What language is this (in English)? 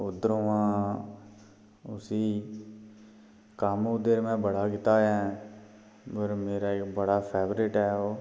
Dogri